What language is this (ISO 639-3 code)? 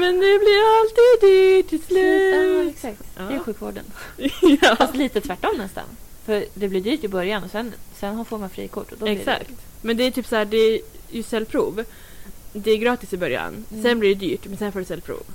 swe